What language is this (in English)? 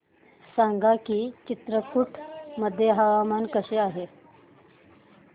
Marathi